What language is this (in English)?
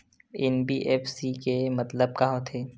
Chhattisgarhi